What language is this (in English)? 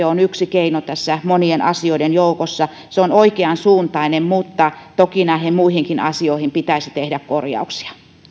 Finnish